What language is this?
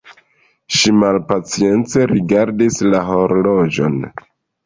Esperanto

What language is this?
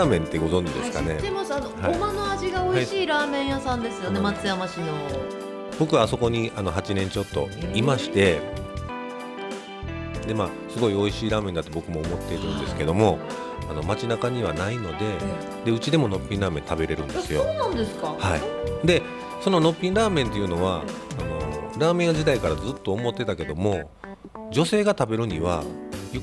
Japanese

